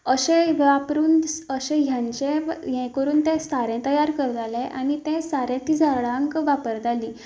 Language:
Konkani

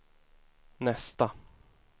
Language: Swedish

